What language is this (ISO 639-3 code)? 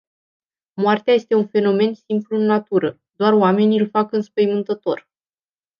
ron